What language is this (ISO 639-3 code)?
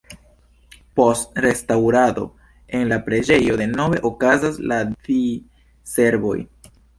epo